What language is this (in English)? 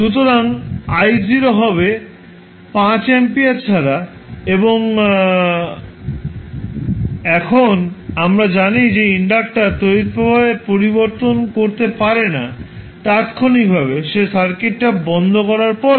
Bangla